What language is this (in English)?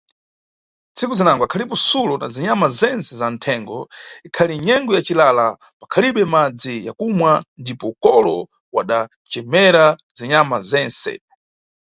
Nyungwe